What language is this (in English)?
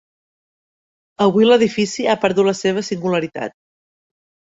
Catalan